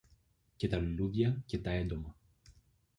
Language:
Greek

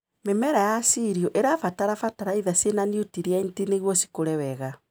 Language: Kikuyu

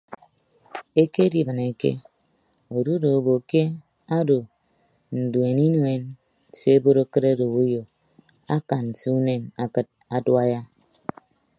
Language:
Ibibio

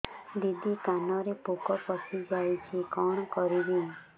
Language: Odia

